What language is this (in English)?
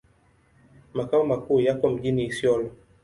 Swahili